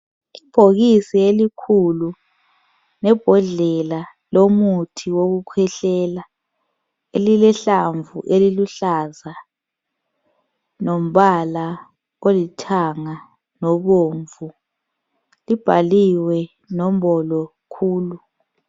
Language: North Ndebele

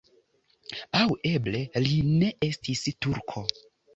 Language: Esperanto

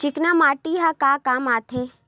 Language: Chhattisgarhi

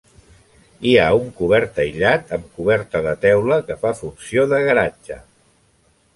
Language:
Catalan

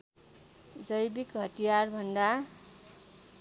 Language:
Nepali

